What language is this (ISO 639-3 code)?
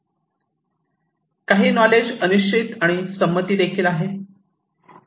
mar